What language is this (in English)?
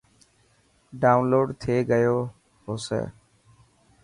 Dhatki